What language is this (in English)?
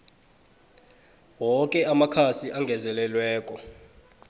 South Ndebele